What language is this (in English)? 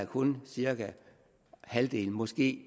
Danish